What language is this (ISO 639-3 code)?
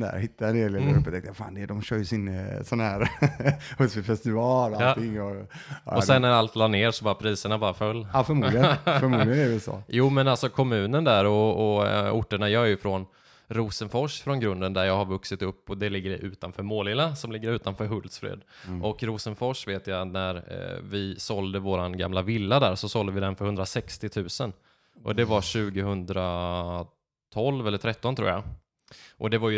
swe